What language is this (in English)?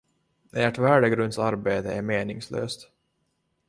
Swedish